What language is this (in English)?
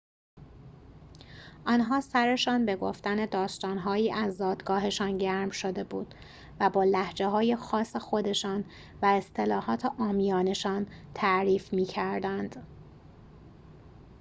Persian